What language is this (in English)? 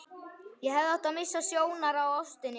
Icelandic